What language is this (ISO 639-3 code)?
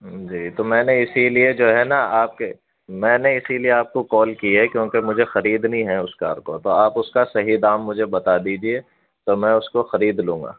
urd